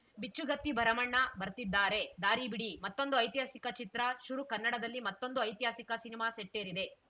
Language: Kannada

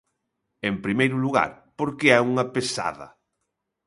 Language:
Galician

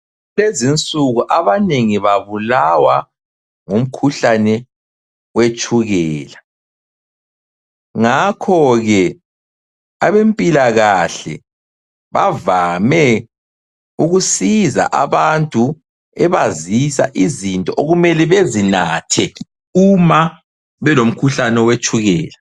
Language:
North Ndebele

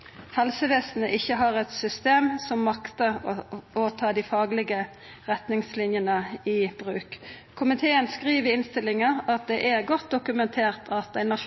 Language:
Norwegian Nynorsk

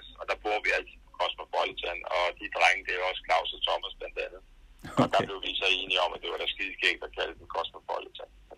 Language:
Danish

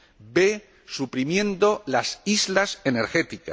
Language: Spanish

